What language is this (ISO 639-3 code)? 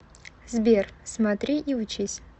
rus